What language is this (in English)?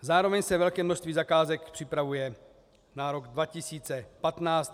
Czech